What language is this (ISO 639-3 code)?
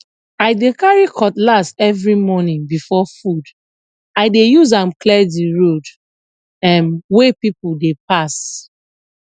pcm